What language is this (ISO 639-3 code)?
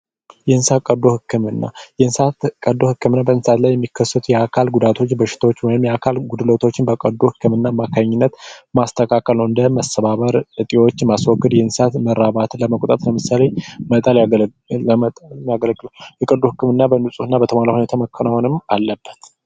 amh